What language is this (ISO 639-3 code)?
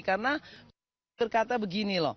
ind